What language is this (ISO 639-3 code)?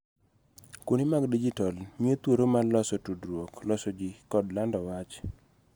luo